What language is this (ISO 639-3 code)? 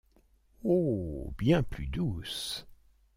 fra